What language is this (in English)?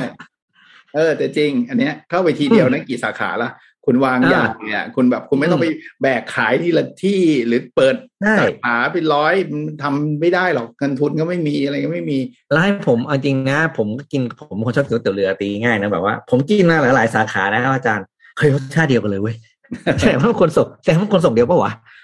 Thai